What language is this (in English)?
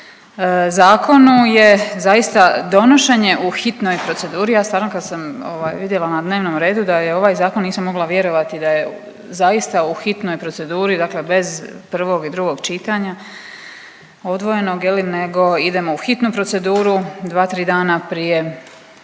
Croatian